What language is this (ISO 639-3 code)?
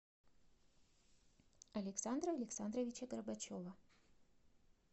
rus